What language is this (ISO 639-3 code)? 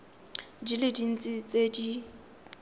tsn